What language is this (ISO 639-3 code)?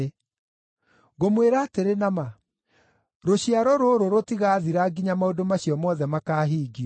kik